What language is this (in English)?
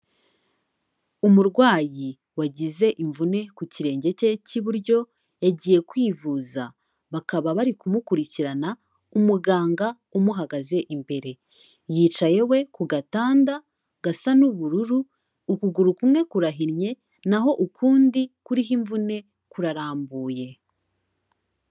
Kinyarwanda